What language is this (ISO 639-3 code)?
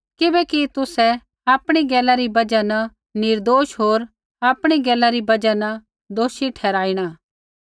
kfx